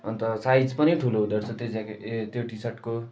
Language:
Nepali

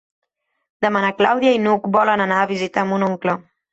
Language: Catalan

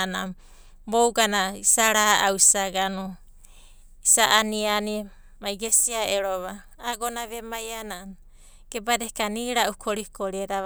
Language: Abadi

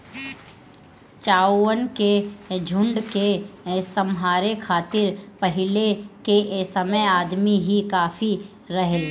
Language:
Bhojpuri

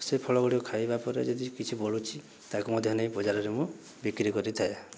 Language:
Odia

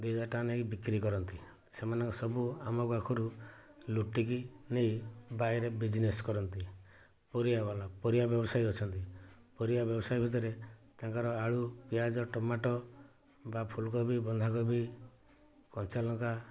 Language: Odia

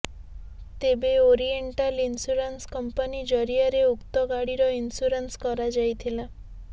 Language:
Odia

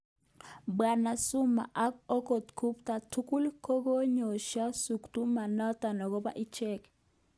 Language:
Kalenjin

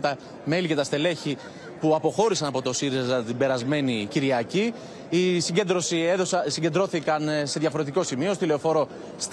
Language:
Greek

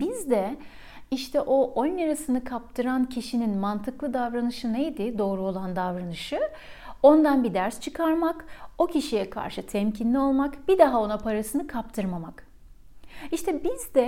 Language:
Turkish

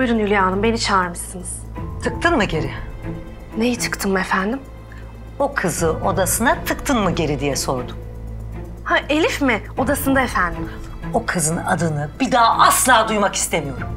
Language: Turkish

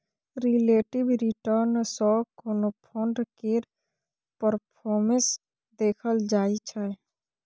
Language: Maithili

